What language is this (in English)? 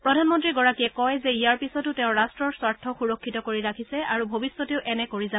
Assamese